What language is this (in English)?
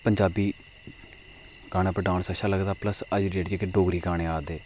Dogri